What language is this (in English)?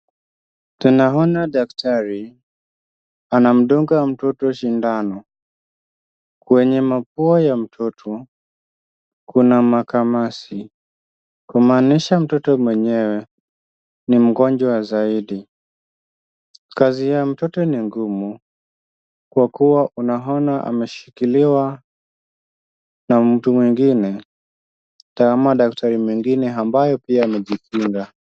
Swahili